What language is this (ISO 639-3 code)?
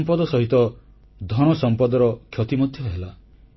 ori